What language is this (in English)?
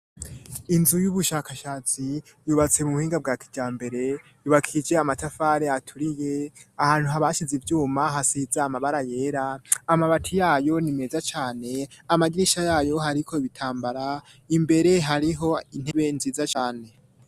Rundi